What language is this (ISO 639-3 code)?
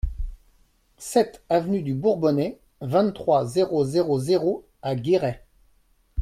fra